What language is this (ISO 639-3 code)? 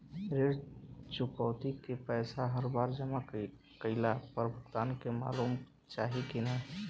bho